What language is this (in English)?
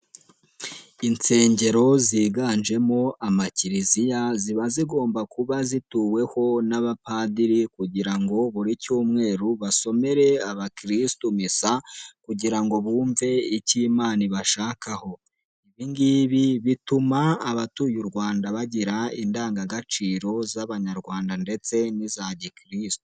Kinyarwanda